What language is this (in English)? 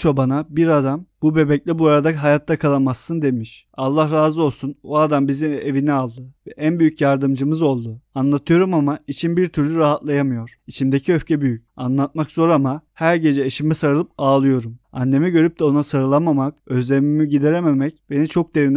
Turkish